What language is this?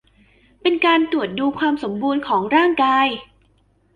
Thai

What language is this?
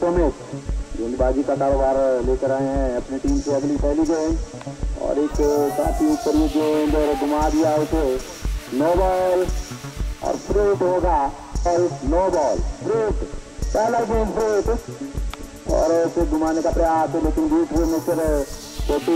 Indonesian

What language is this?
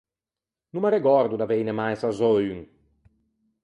Ligurian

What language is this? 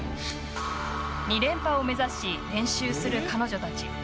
Japanese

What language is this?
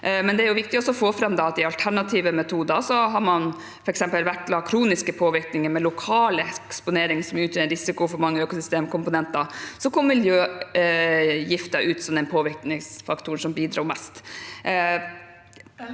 Norwegian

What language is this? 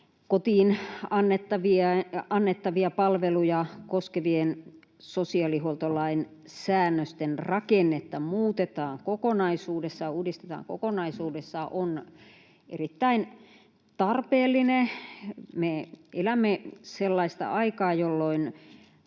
Finnish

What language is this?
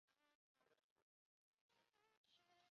Chinese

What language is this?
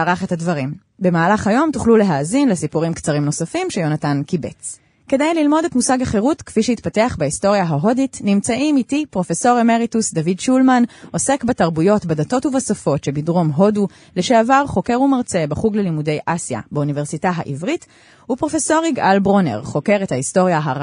Hebrew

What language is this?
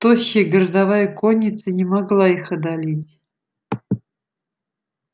Russian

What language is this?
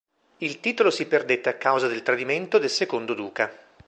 Italian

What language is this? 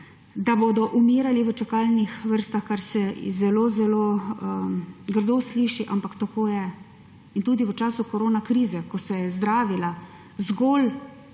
Slovenian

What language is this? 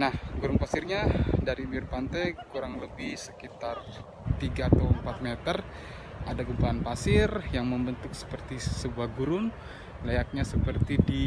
Indonesian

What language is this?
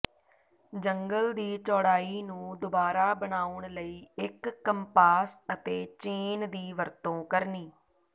Punjabi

